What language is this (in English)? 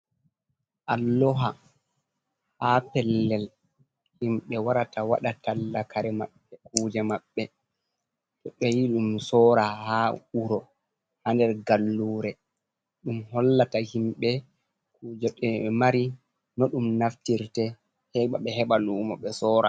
Fula